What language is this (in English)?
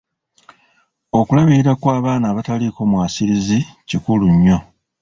Ganda